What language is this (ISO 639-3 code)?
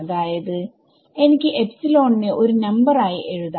mal